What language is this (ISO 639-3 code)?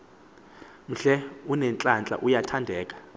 xho